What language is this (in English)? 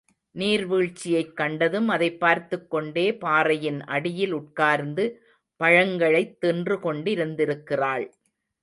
Tamil